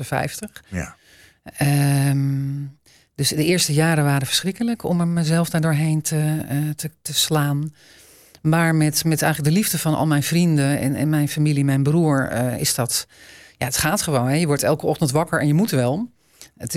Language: Dutch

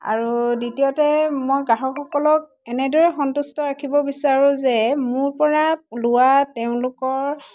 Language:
Assamese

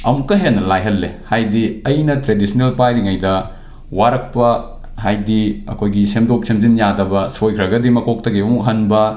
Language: Manipuri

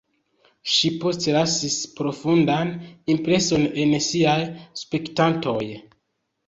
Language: Esperanto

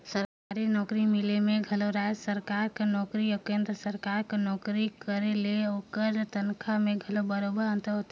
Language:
Chhattisgarhi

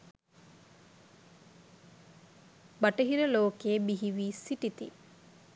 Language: Sinhala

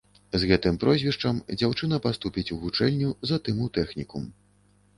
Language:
Belarusian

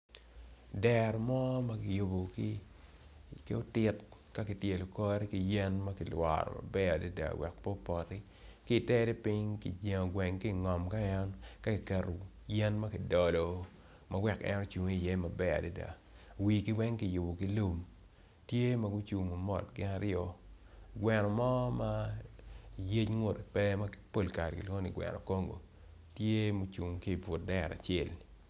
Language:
Acoli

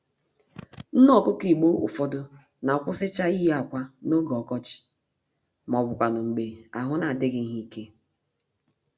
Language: Igbo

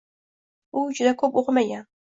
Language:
Uzbek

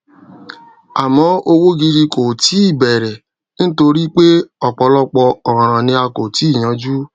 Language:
Yoruba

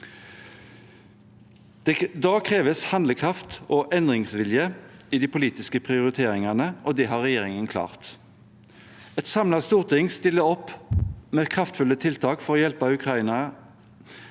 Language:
Norwegian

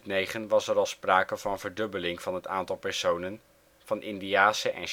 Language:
Dutch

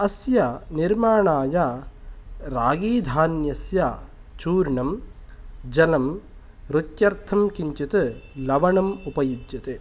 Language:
Sanskrit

